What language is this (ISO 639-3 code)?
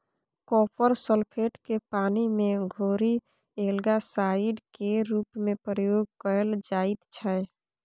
mai